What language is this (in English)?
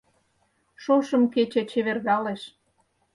Mari